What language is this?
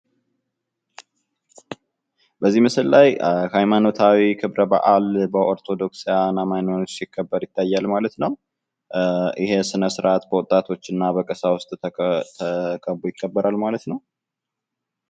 Amharic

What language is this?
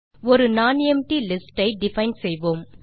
Tamil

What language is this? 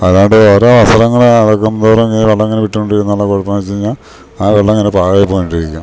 Malayalam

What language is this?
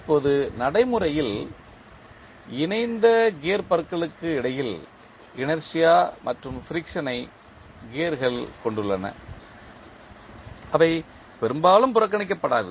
Tamil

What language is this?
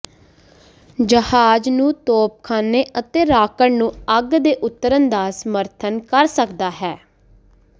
Punjabi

